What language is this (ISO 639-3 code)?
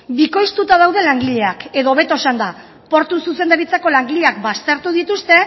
eus